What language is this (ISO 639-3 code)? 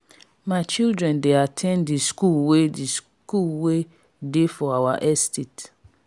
pcm